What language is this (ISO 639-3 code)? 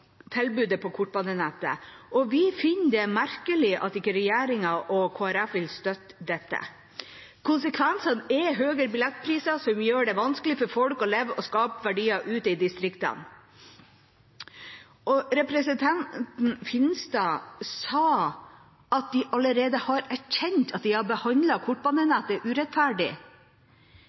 nob